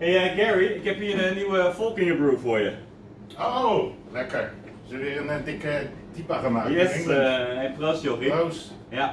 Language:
Dutch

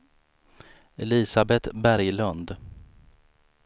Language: Swedish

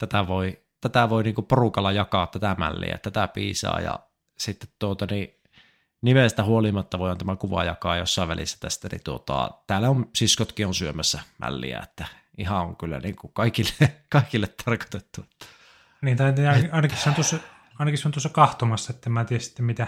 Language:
Finnish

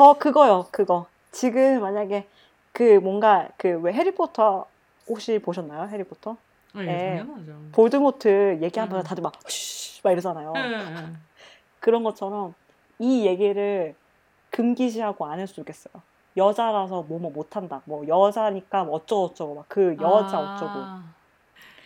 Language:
Korean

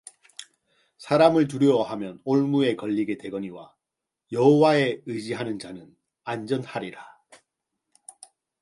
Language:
Korean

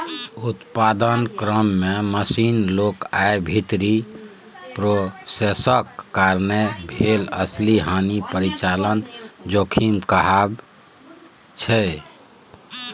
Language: Maithili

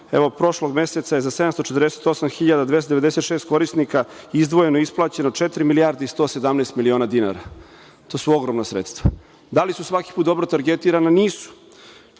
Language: Serbian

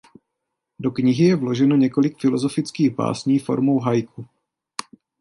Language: Czech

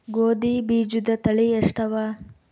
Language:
Kannada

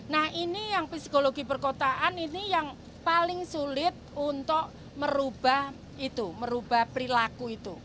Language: Indonesian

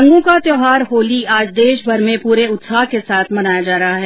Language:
Hindi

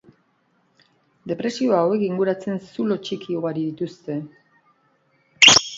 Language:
Basque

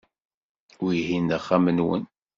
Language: Kabyle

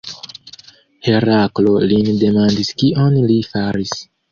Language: Esperanto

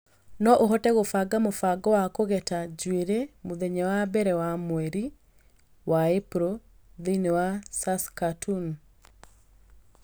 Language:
Kikuyu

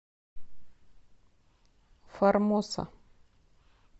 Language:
Russian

